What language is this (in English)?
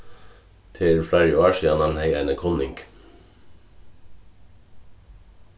Faroese